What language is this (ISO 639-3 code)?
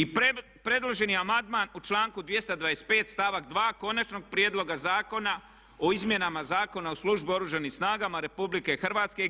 hrv